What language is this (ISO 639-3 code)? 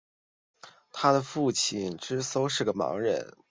zho